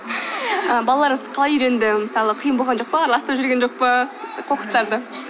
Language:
Kazakh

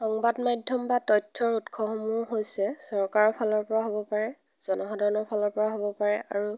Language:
Assamese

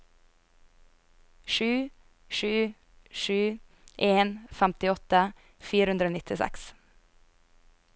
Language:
Norwegian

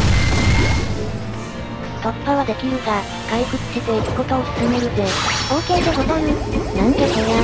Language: Japanese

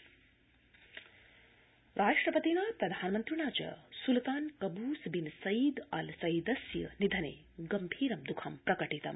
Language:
Sanskrit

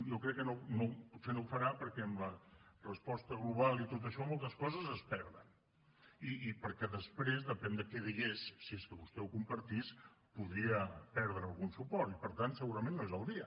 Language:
Catalan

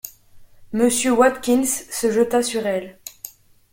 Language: French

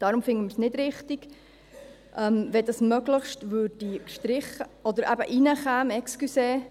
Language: Swiss German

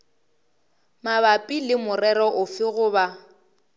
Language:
Northern Sotho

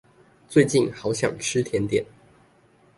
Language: Chinese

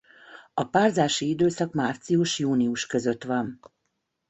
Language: Hungarian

